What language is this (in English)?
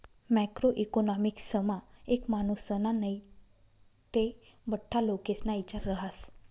Marathi